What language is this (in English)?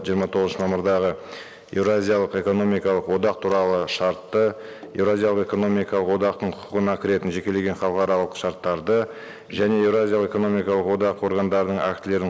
Kazakh